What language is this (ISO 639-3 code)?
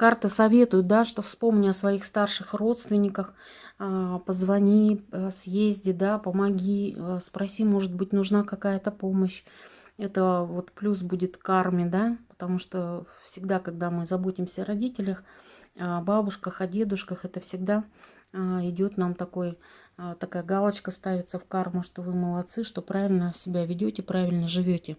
rus